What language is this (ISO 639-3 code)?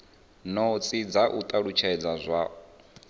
ven